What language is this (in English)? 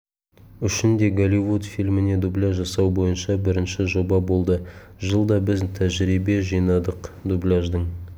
Kazakh